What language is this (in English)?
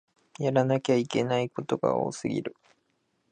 Japanese